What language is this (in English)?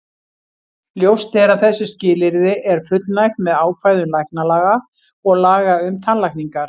Icelandic